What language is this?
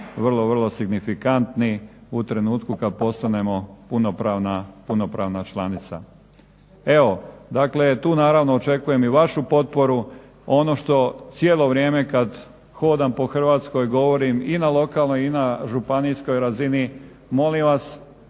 Croatian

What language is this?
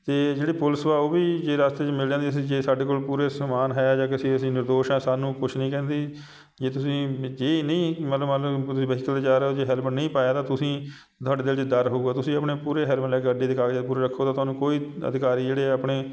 Punjabi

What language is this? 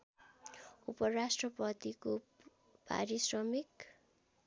Nepali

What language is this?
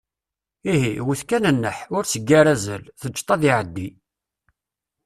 Kabyle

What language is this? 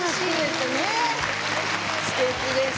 Japanese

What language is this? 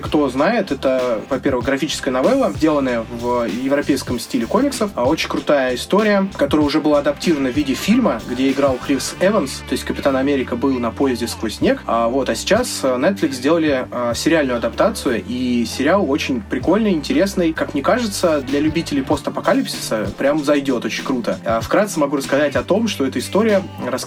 Russian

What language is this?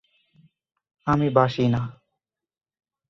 Bangla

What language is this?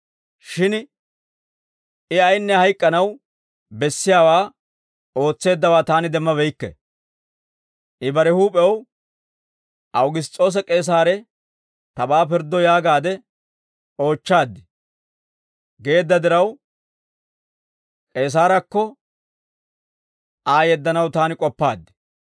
Dawro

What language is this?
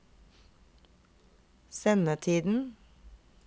Norwegian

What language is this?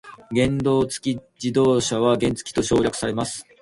Japanese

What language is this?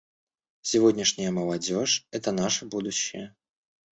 Russian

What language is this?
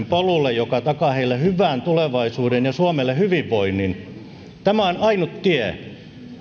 Finnish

